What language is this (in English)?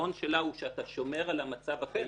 Hebrew